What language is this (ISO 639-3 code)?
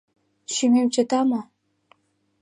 chm